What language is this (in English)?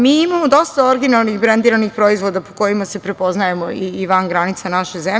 Serbian